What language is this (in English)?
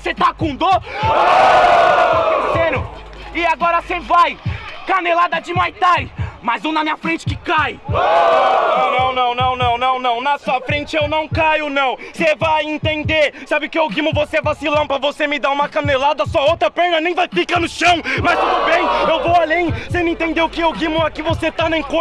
Portuguese